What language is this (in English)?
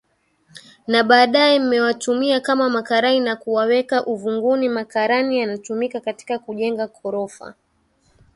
Swahili